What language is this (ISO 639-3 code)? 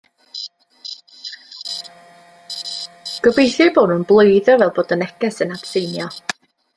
cym